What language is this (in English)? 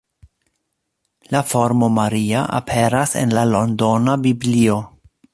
Esperanto